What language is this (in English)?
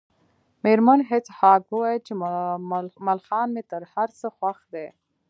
Pashto